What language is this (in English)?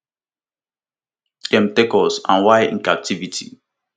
Nigerian Pidgin